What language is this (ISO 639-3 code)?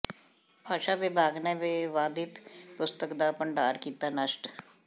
pan